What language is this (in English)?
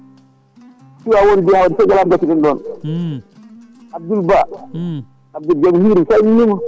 Fula